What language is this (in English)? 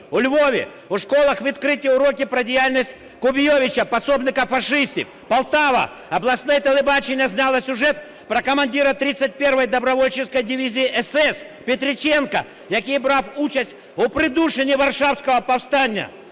Ukrainian